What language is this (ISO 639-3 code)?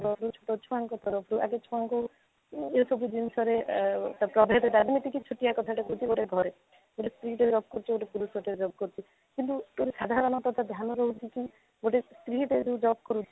ori